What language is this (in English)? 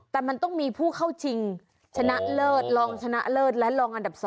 Thai